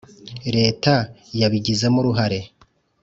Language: Kinyarwanda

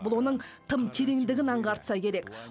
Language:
Kazakh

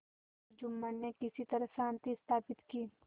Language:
Hindi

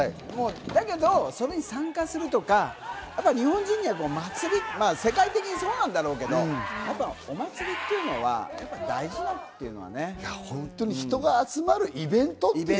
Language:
Japanese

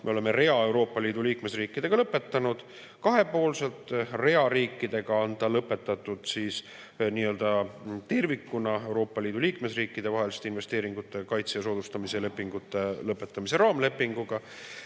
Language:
Estonian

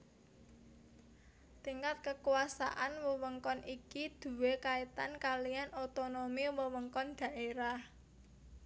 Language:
Javanese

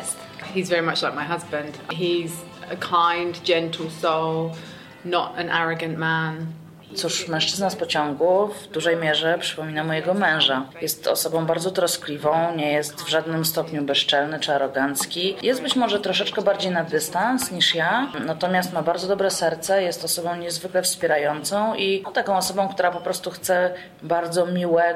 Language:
Polish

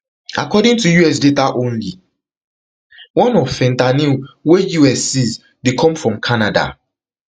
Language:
Nigerian Pidgin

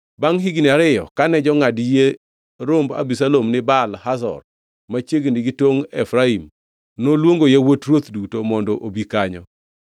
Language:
Luo (Kenya and Tanzania)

